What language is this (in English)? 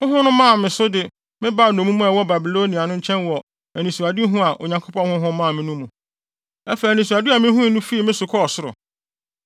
Akan